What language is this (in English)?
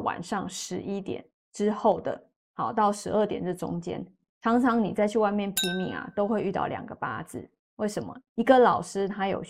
Chinese